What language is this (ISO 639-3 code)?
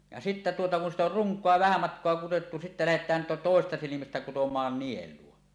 fin